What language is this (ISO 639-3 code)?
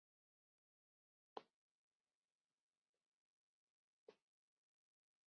chm